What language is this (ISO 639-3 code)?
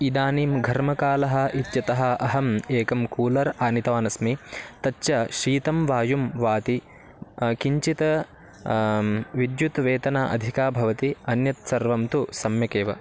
san